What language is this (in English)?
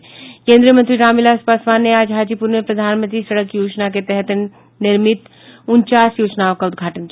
Hindi